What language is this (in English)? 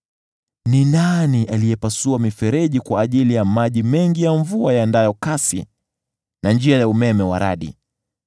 Swahili